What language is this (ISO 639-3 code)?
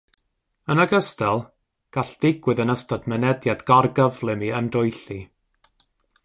cym